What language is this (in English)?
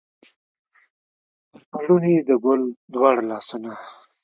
Pashto